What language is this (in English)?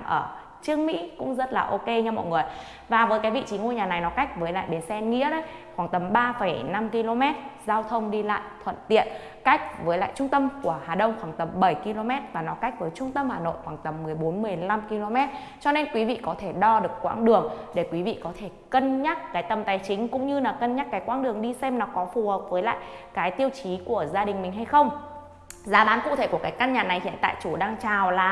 Vietnamese